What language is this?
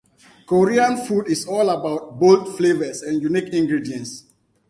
English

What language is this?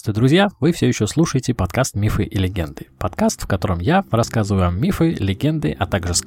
Russian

